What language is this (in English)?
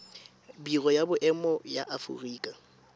Tswana